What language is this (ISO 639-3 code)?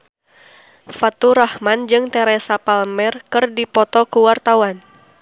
sun